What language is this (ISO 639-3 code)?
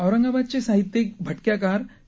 mar